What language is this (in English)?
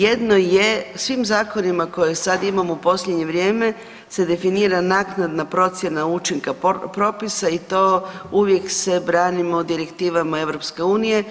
Croatian